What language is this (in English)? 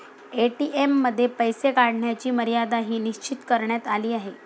Marathi